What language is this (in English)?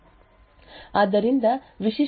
Kannada